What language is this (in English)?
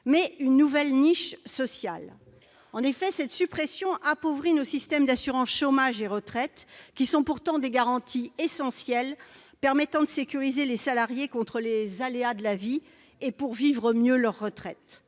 French